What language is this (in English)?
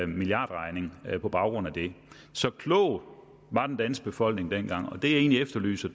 Danish